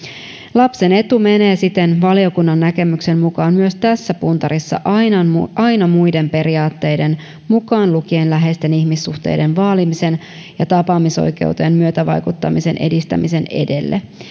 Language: Finnish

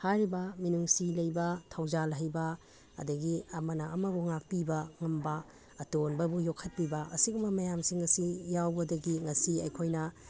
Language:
Manipuri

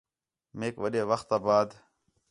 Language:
Khetrani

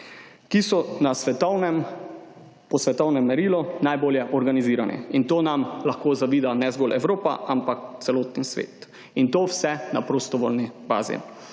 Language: Slovenian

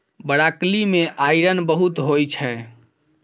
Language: Maithili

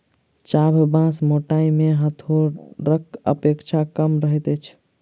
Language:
Maithili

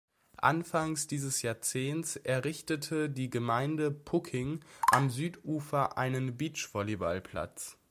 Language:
German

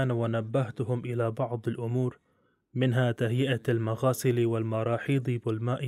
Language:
Arabic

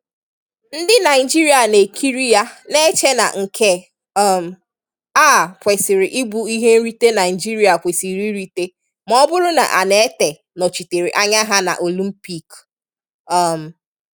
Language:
Igbo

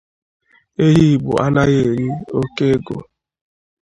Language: Igbo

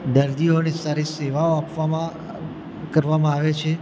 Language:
Gujarati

